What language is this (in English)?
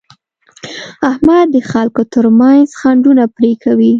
Pashto